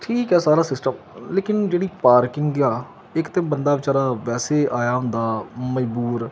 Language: Punjabi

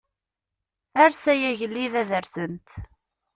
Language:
Kabyle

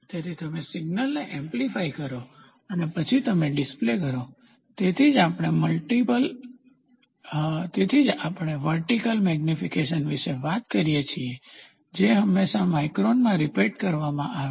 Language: Gujarati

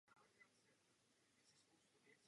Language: Czech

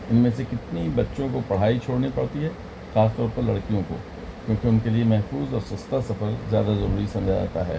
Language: Urdu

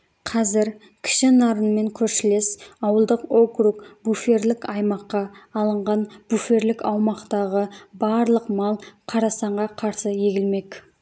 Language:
Kazakh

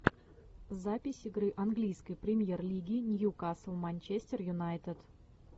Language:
Russian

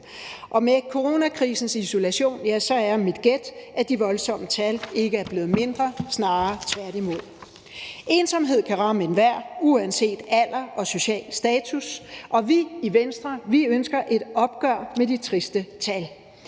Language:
Danish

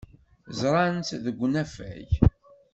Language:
Kabyle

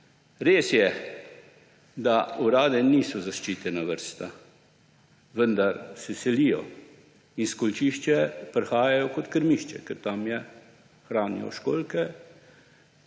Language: Slovenian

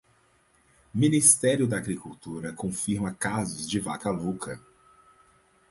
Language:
Portuguese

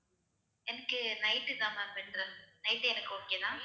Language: Tamil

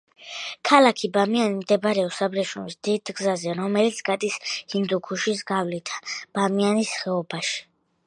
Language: Georgian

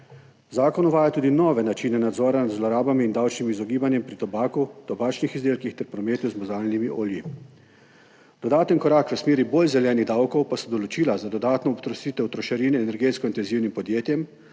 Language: Slovenian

